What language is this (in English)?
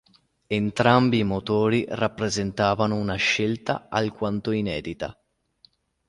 Italian